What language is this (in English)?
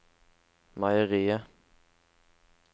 Norwegian